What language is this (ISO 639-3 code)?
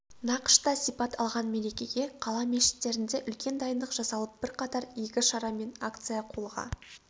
kaz